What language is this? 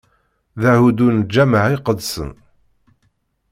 Kabyle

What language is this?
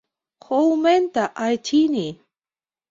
Mari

